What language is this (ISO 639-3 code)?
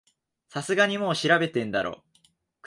jpn